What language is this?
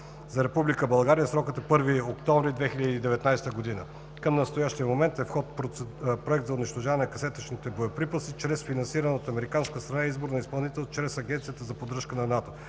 Bulgarian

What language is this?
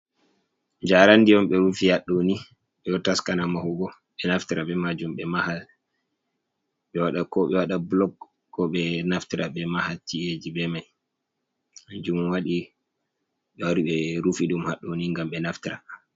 Fula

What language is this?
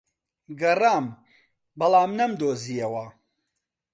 Central Kurdish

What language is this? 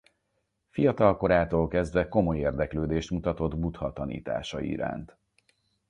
Hungarian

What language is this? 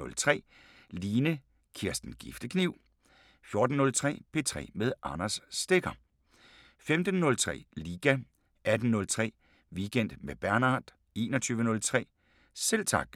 Danish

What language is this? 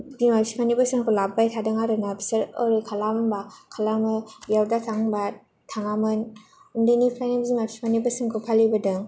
Bodo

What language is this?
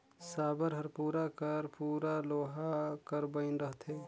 Chhattisgarhi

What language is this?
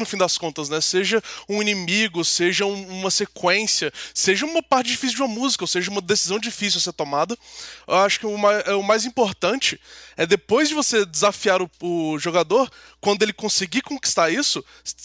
Portuguese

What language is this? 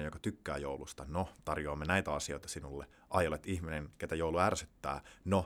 Finnish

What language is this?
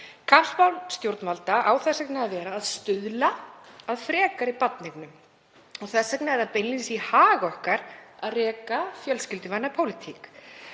Icelandic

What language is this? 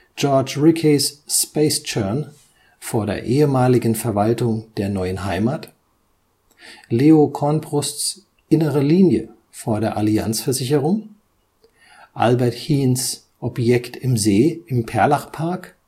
German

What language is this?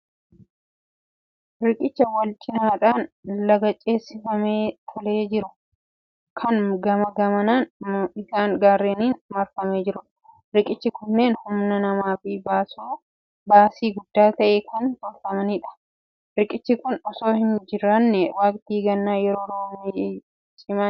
Oromo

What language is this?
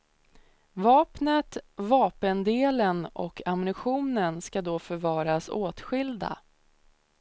Swedish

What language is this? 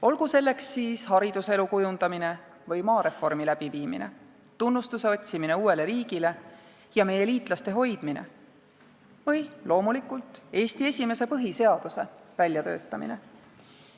Estonian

